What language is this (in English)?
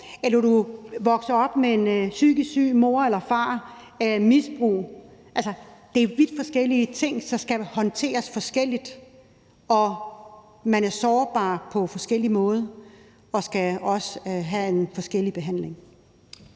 Danish